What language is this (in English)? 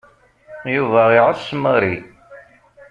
Kabyle